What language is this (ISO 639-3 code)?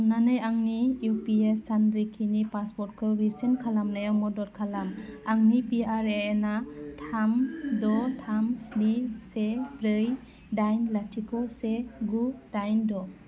brx